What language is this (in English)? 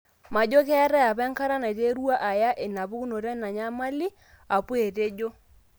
Masai